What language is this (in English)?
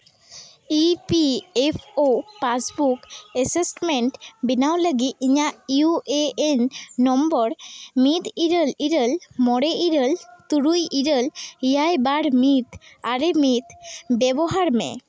Santali